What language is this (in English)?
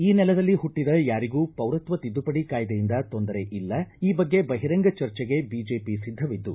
Kannada